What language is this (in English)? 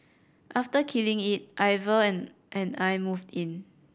English